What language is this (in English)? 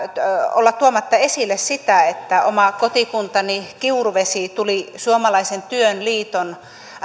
Finnish